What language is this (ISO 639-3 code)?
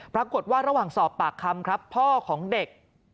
tha